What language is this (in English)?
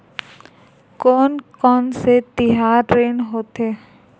Chhattisgarhi